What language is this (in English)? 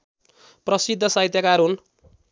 Nepali